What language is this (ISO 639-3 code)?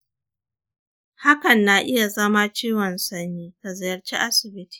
hau